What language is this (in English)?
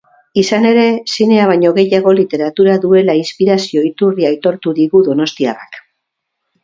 Basque